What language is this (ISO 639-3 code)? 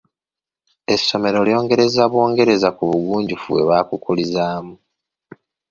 lug